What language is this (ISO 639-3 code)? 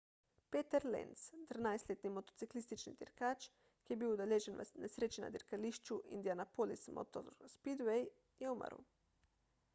slv